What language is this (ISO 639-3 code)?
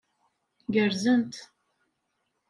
kab